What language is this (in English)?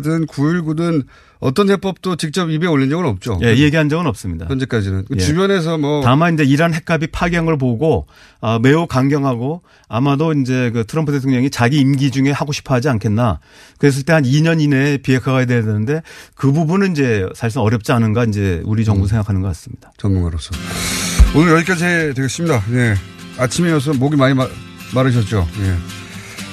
Korean